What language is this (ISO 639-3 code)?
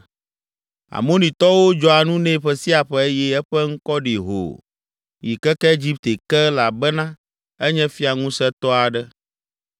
ewe